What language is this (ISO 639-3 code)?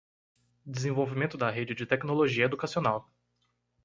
por